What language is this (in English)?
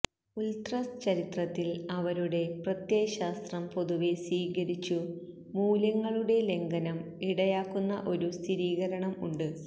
Malayalam